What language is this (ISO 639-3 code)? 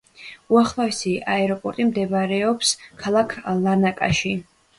kat